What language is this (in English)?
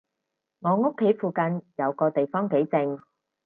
Cantonese